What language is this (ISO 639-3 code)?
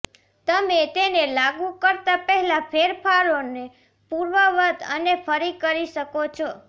guj